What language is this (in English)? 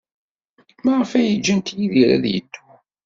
Kabyle